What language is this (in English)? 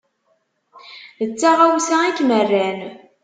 Kabyle